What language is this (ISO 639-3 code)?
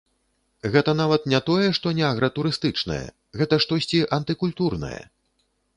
bel